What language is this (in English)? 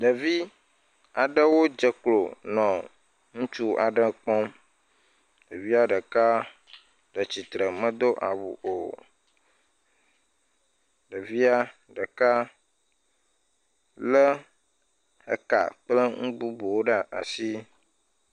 Ewe